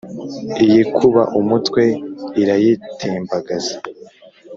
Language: Kinyarwanda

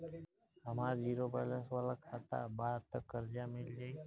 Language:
Bhojpuri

